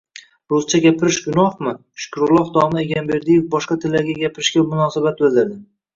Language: Uzbek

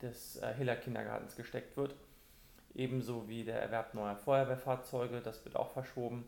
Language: German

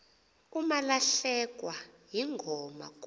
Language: Xhosa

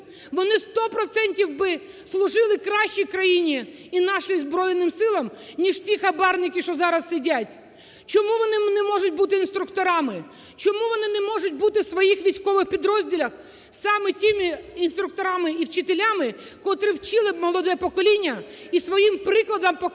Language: Ukrainian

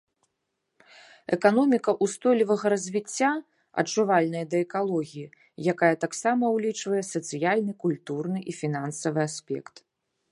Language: Belarusian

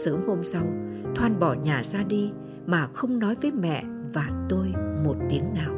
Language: Vietnamese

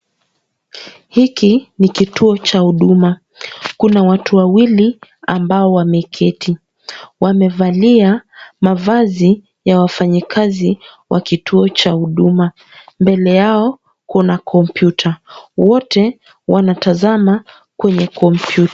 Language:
Swahili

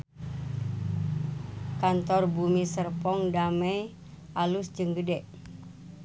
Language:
Sundanese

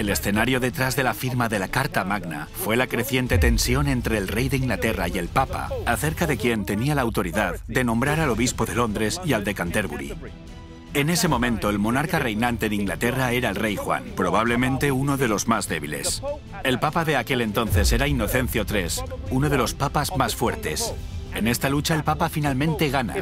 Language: Spanish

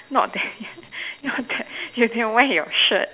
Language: English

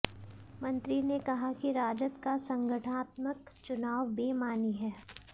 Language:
Hindi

